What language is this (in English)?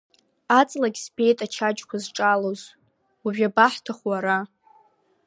Abkhazian